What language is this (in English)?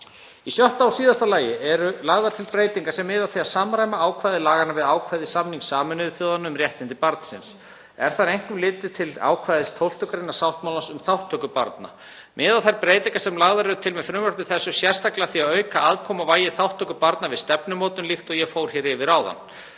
Icelandic